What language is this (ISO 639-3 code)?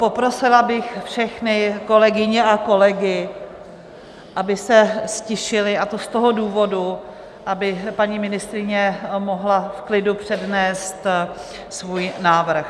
ces